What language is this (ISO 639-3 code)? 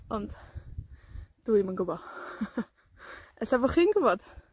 cym